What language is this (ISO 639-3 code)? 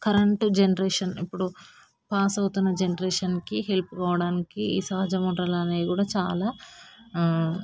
tel